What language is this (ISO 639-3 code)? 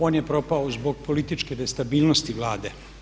hrv